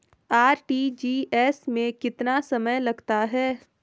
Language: Hindi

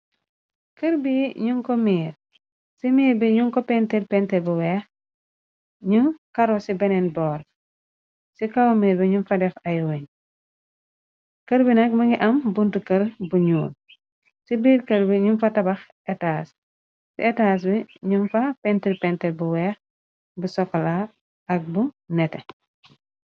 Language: Wolof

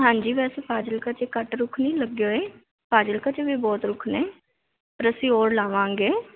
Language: Punjabi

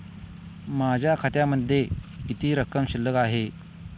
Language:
Marathi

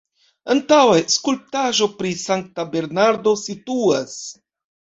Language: Esperanto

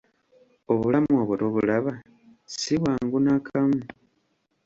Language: Ganda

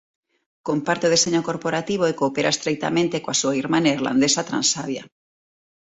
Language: Galician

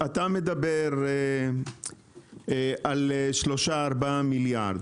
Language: Hebrew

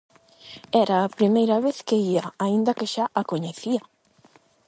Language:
Galician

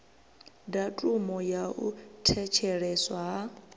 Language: Venda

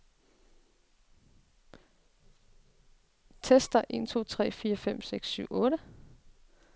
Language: Danish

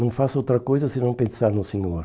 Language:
Portuguese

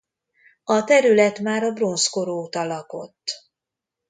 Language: Hungarian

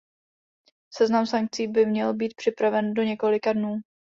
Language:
Czech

